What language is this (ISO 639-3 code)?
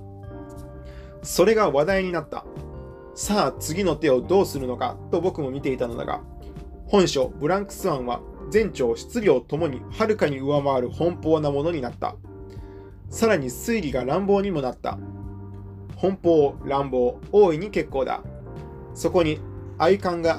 jpn